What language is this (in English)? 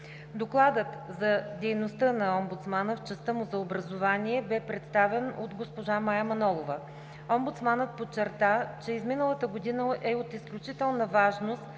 Bulgarian